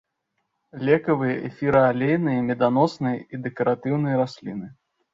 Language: Belarusian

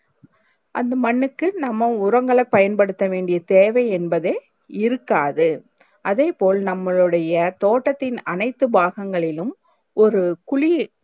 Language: Tamil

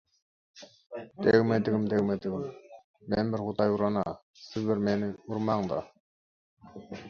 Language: Turkmen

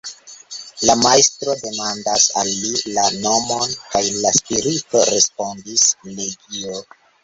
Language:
Esperanto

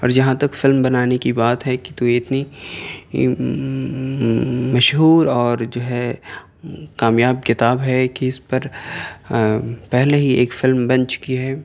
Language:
Urdu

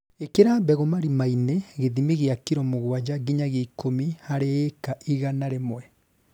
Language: Kikuyu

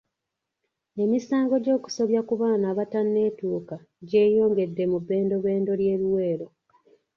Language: Ganda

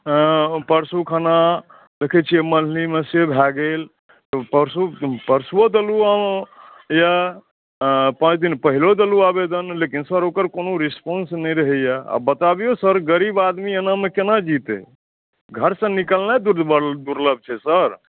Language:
Maithili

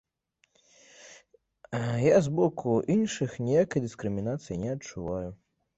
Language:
Belarusian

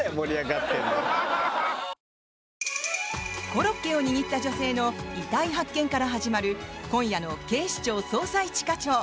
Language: Japanese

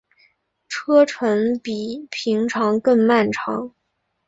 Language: Chinese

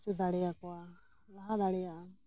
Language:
Santali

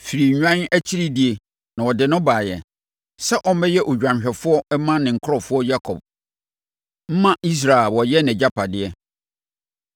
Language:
Akan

